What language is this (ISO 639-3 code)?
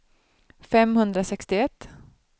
swe